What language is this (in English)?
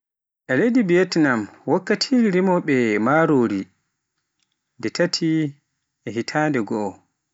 Pular